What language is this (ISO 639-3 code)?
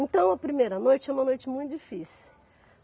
por